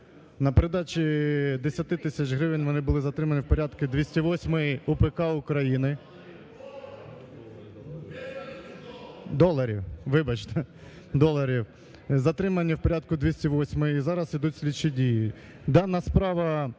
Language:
Ukrainian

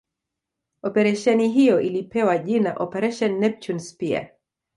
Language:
Swahili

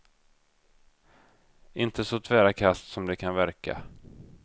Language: Swedish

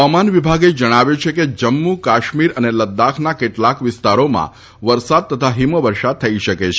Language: Gujarati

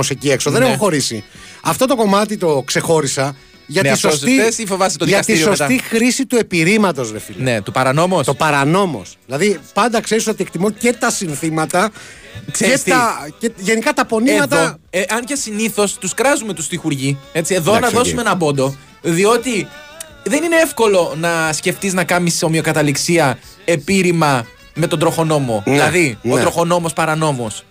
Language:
Greek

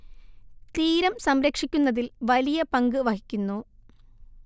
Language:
Malayalam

